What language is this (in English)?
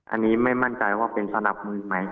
Thai